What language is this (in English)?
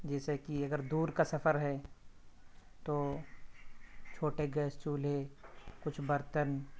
Urdu